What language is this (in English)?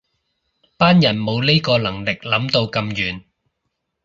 Cantonese